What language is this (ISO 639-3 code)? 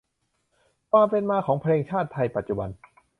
tha